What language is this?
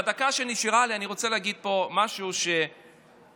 Hebrew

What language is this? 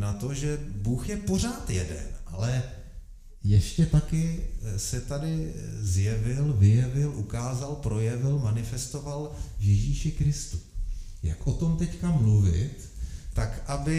Czech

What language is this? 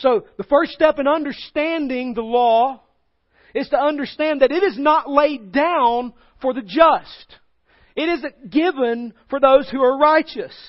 English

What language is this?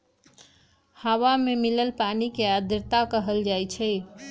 Magahi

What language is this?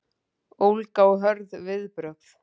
Icelandic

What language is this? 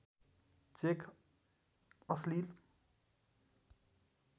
Nepali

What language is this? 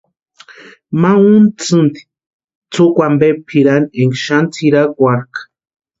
Western Highland Purepecha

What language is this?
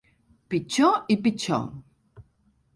Catalan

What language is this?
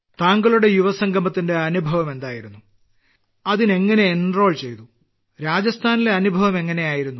Malayalam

